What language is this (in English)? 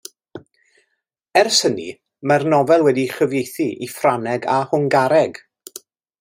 Welsh